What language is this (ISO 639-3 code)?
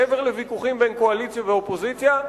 heb